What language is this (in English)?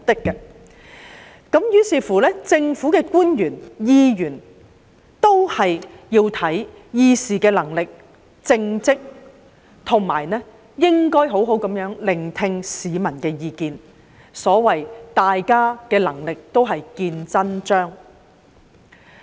Cantonese